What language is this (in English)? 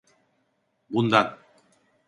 Turkish